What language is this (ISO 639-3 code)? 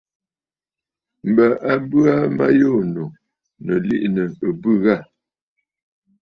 bfd